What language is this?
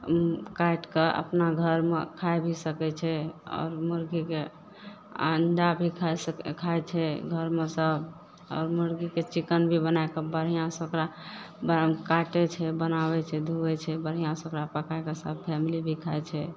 Maithili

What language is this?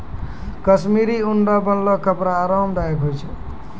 Maithili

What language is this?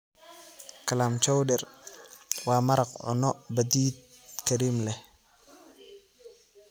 Somali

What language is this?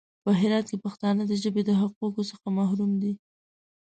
Pashto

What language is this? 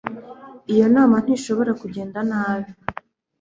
Kinyarwanda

